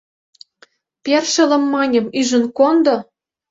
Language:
Mari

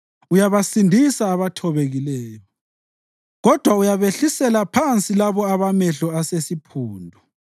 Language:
North Ndebele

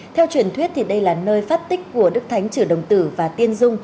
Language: Vietnamese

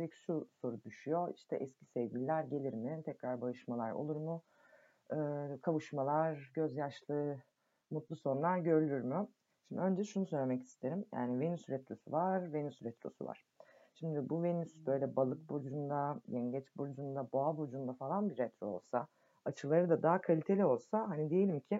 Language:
Turkish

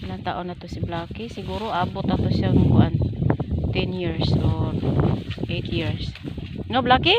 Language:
Filipino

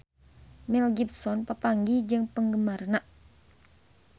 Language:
Sundanese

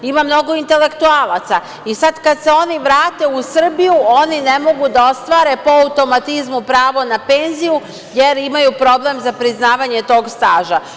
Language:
Serbian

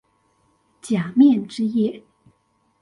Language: Chinese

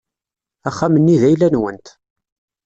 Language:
Kabyle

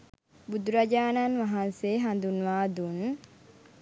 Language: Sinhala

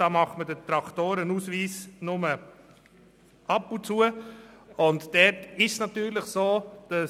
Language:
Swiss German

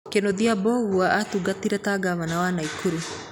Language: Kikuyu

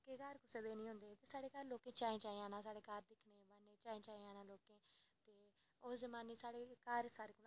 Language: Dogri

